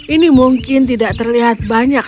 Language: Indonesian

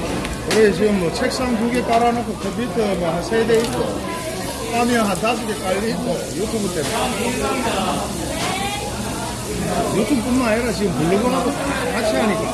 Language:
Korean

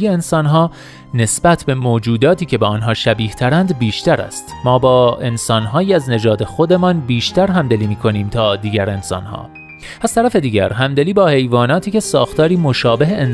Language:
Persian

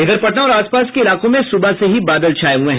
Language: Hindi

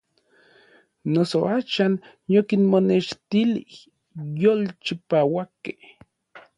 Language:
Orizaba Nahuatl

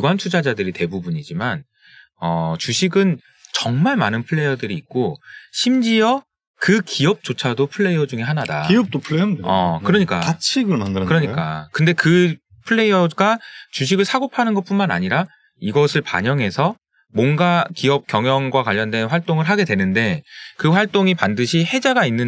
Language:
Korean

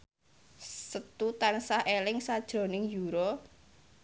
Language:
Javanese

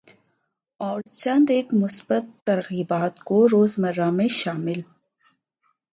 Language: Urdu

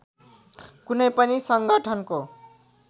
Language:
Nepali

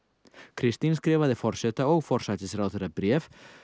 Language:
Icelandic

